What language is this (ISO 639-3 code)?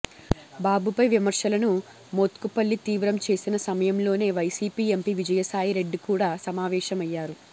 tel